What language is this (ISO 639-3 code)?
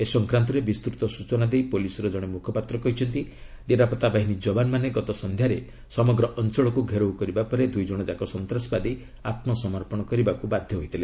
ori